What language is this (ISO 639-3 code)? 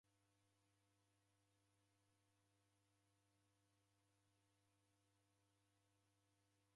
dav